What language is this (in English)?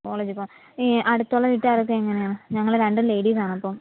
Malayalam